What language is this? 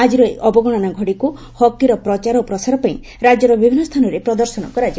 Odia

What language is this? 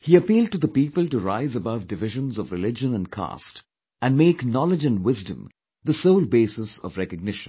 English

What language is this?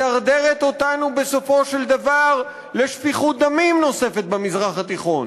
Hebrew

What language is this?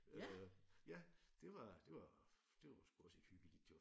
Danish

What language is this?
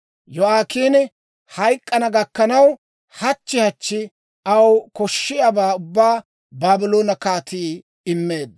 Dawro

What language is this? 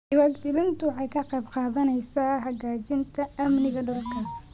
Somali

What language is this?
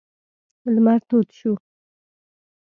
Pashto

